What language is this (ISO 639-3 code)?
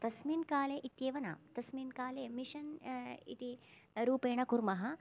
san